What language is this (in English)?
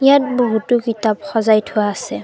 Assamese